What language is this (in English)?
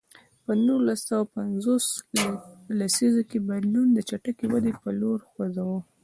Pashto